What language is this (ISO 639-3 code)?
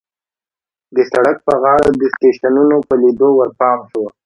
pus